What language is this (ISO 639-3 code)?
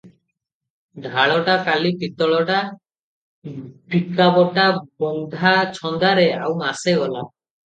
ori